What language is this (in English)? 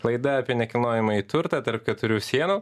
Lithuanian